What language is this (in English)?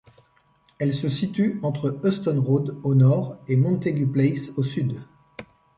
French